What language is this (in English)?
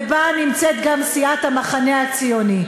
Hebrew